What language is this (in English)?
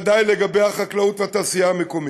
Hebrew